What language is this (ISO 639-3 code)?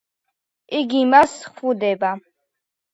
kat